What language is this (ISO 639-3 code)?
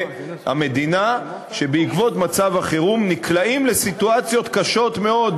heb